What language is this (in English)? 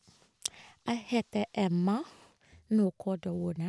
Norwegian